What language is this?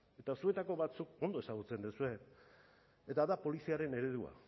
Basque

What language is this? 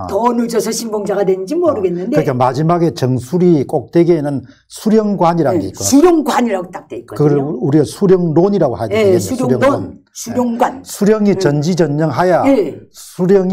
Korean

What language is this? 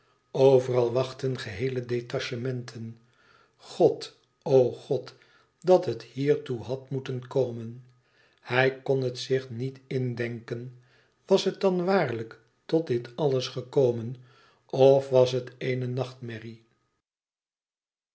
Dutch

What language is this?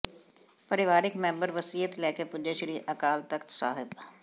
Punjabi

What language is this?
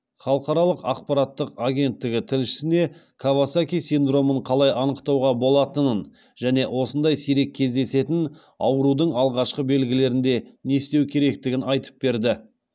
Kazakh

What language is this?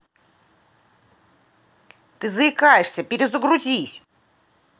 Russian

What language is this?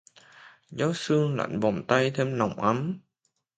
Vietnamese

